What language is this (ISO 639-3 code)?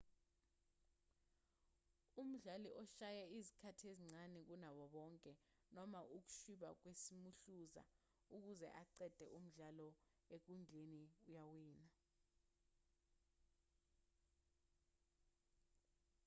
zul